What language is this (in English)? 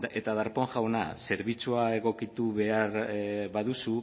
Basque